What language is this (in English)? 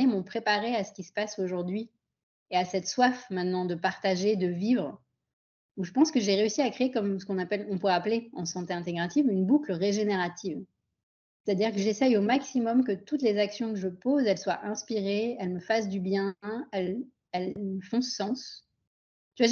French